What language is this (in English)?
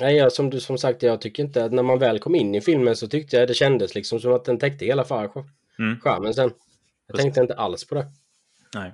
Swedish